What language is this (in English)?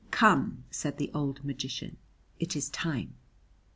English